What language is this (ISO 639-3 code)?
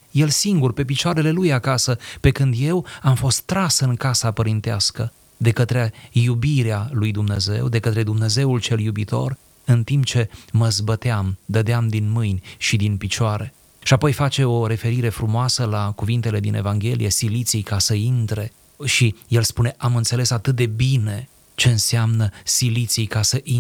ron